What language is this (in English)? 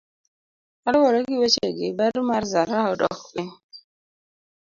Luo (Kenya and Tanzania)